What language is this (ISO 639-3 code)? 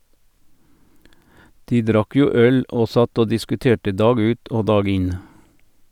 nor